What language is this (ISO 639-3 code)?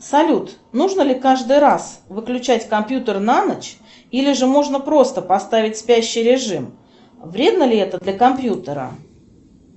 rus